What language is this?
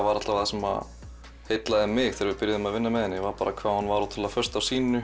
Icelandic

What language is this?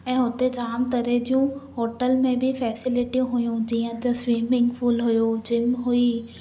Sindhi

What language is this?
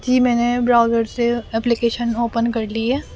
Urdu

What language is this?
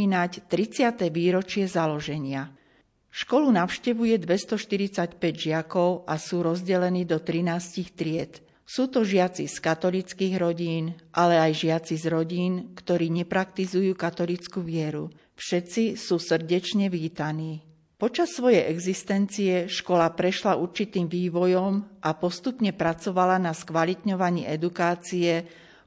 Slovak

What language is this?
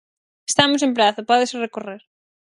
Galician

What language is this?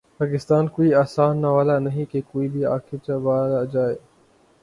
Urdu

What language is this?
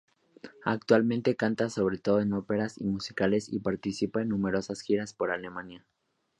Spanish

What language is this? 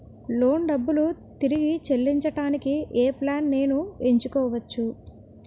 Telugu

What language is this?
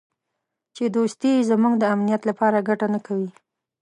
Pashto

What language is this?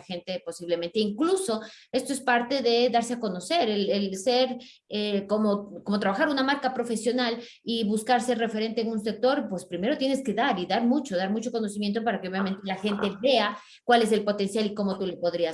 Spanish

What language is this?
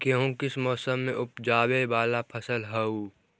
Magahi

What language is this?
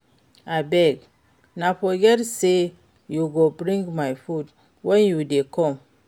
Nigerian Pidgin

